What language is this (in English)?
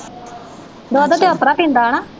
Punjabi